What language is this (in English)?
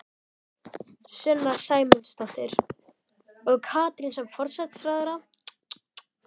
Icelandic